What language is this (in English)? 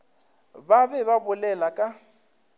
Northern Sotho